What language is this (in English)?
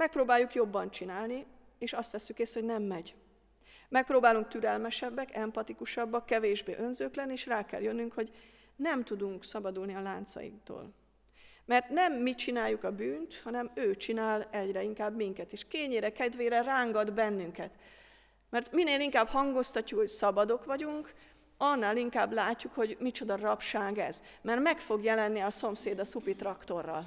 Hungarian